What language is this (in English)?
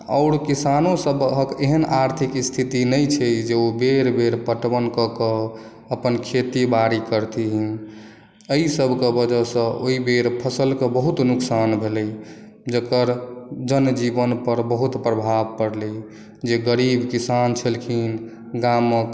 Maithili